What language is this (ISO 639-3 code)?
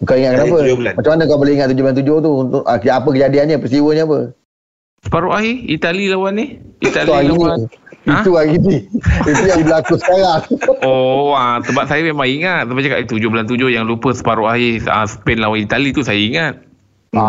msa